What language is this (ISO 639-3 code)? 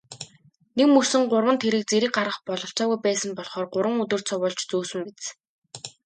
mon